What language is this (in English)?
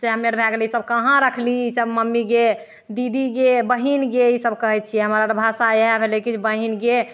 Maithili